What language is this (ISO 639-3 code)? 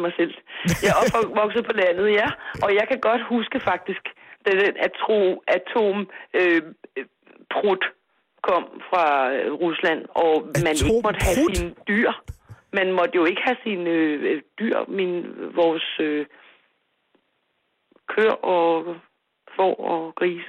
dan